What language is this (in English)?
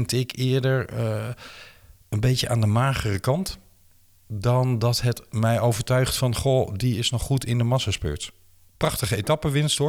Dutch